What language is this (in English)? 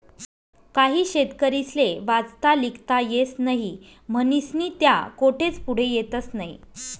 Marathi